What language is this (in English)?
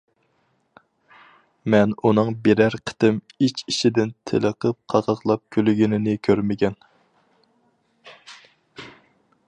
Uyghur